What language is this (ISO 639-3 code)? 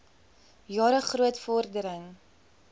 afr